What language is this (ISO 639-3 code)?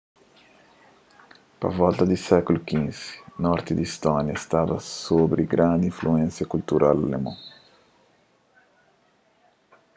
kea